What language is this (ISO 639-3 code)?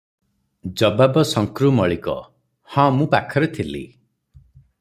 ori